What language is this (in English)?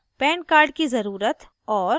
Hindi